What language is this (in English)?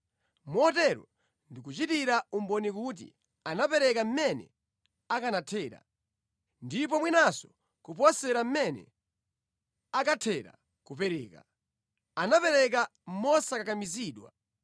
Nyanja